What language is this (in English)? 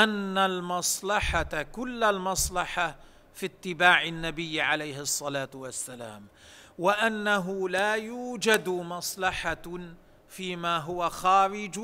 Arabic